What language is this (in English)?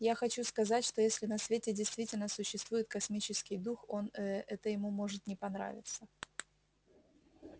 Russian